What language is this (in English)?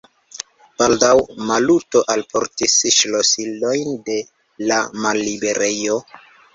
Esperanto